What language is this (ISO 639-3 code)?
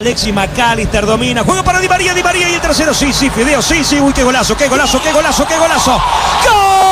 spa